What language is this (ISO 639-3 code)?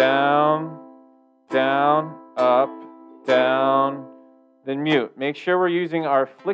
eng